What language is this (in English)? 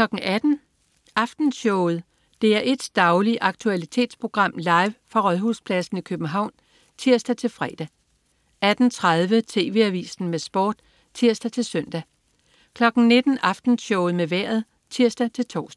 Danish